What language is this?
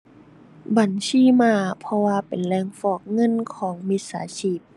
Thai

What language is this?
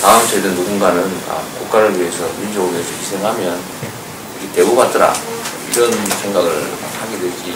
Korean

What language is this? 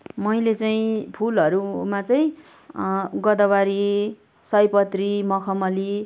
Nepali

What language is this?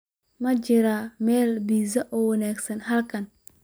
Somali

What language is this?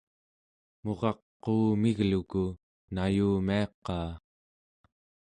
Central Yupik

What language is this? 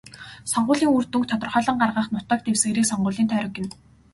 Mongolian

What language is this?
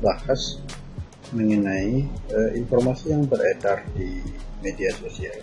Indonesian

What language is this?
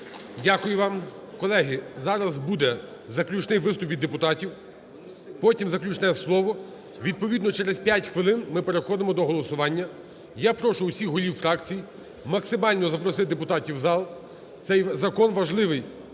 Ukrainian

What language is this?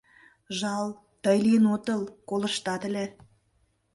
Mari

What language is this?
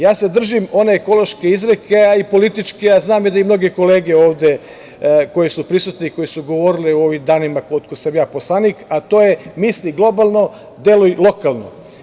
Serbian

